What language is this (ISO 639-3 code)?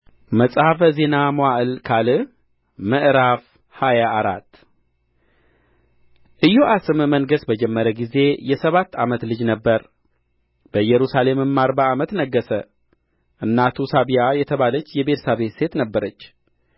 amh